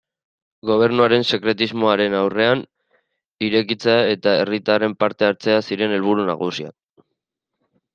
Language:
Basque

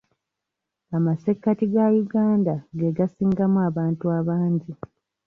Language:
Ganda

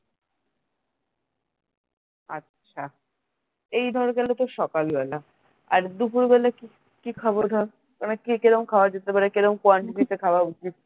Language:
Bangla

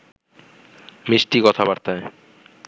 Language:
Bangla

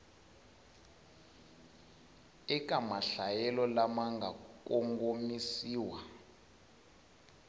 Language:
Tsonga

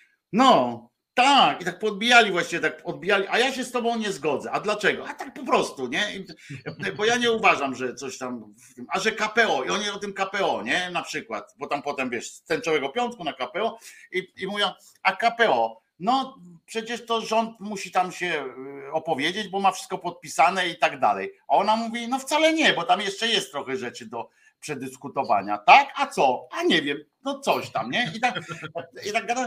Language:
Polish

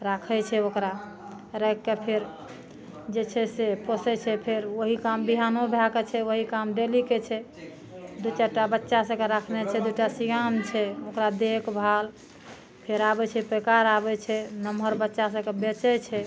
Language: Maithili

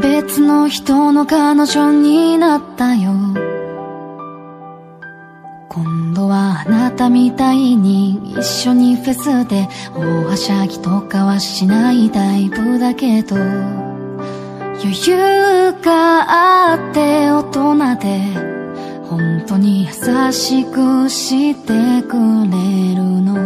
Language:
Korean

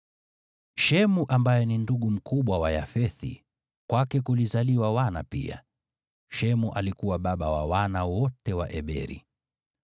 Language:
Swahili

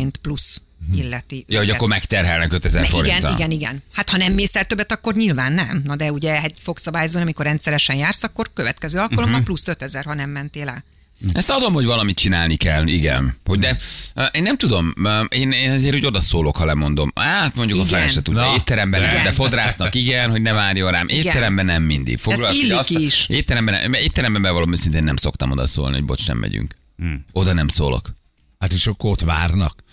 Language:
Hungarian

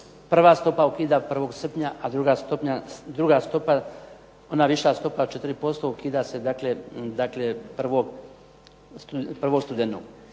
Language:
Croatian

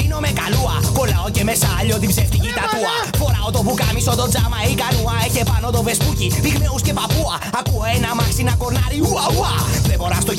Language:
Greek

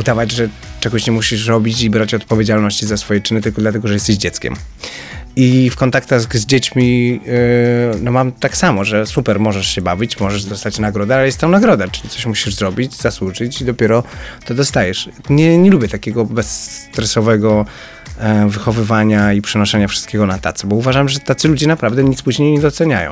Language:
Polish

